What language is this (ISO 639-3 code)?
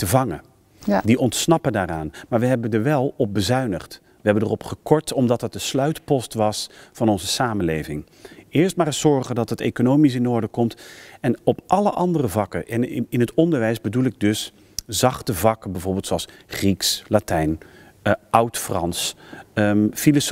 nld